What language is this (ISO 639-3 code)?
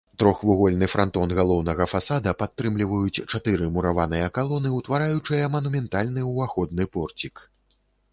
bel